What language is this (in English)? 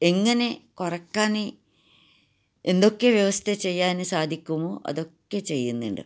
Malayalam